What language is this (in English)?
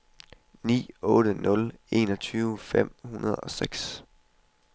Danish